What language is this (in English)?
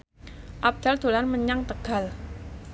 Javanese